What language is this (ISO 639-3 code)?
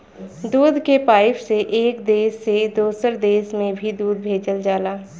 bho